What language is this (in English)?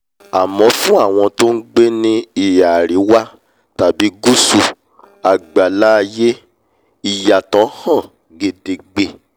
Yoruba